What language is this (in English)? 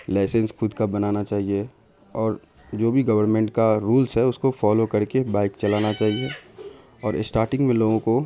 Urdu